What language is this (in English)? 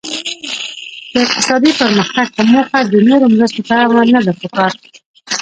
Pashto